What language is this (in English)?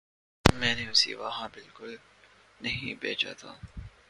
Urdu